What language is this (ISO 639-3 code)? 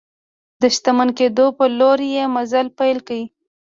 pus